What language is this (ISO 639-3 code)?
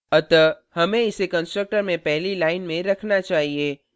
hin